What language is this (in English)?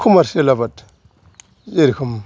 Bodo